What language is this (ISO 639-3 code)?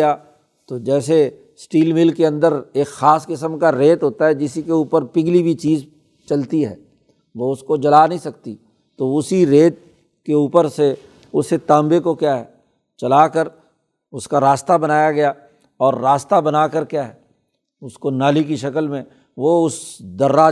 urd